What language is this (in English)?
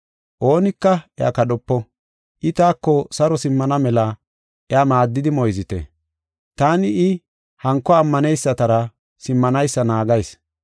Gofa